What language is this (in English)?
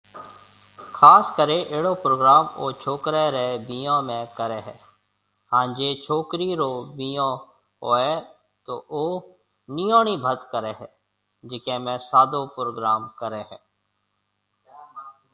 Marwari (Pakistan)